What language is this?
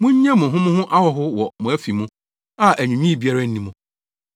Akan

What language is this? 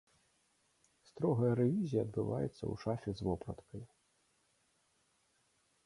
Belarusian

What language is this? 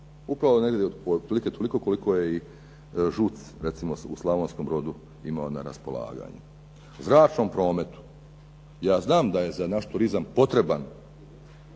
Croatian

